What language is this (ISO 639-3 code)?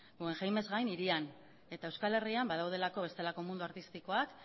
eus